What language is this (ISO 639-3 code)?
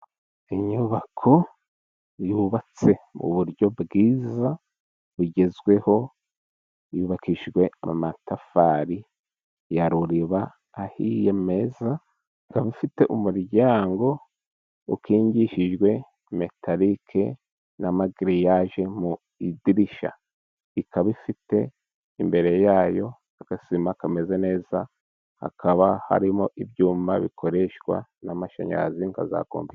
kin